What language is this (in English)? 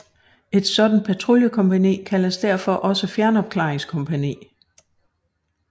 Danish